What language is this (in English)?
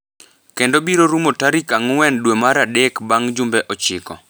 Luo (Kenya and Tanzania)